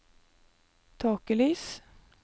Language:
Norwegian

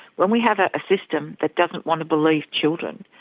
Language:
English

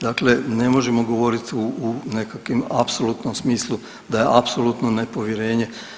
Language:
Croatian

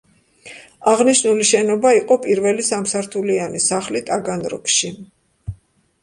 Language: Georgian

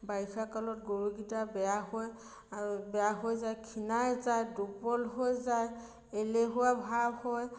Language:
Assamese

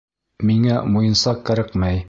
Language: Bashkir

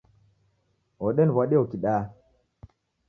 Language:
Taita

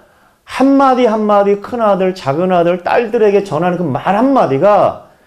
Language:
Korean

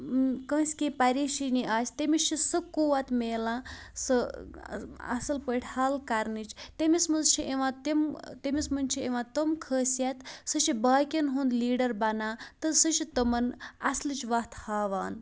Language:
Kashmiri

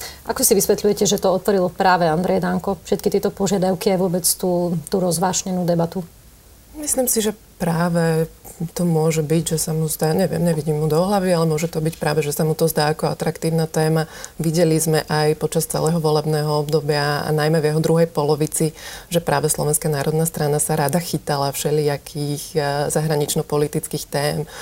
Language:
Slovak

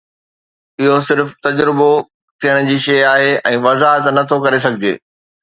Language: Sindhi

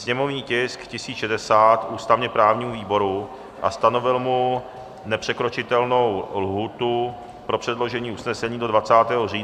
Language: Czech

